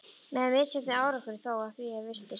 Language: Icelandic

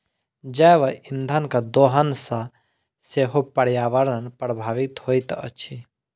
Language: Maithili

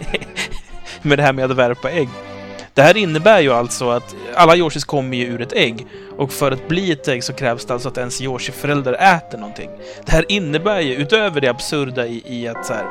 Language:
Swedish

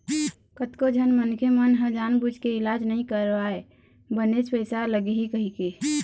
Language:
Chhattisgarhi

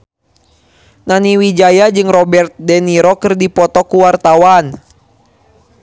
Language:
Sundanese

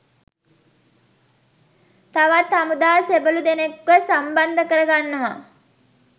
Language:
Sinhala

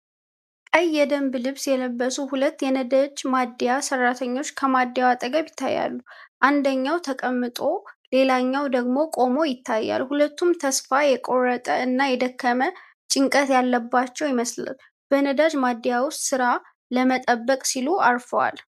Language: Amharic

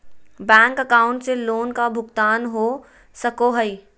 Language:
Magahi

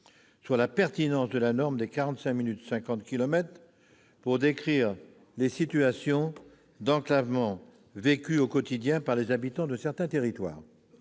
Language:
French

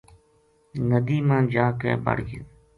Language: Gujari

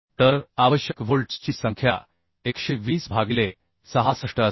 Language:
Marathi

